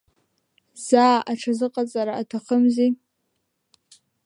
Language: Abkhazian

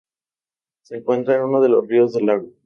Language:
Spanish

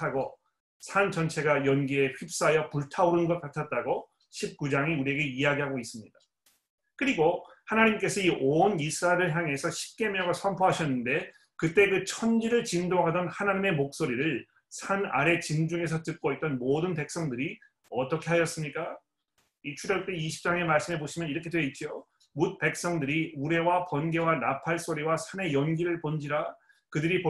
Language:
Korean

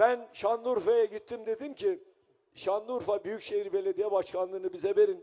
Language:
Turkish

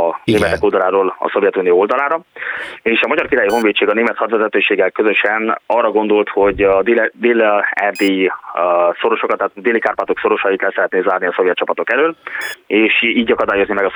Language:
Hungarian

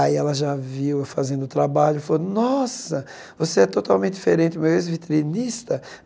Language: Portuguese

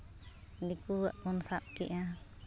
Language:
Santali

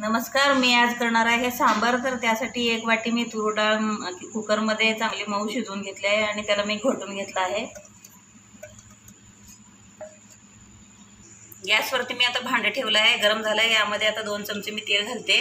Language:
Hindi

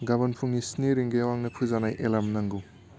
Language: Bodo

